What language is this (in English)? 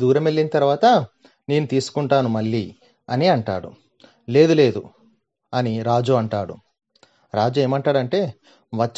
Telugu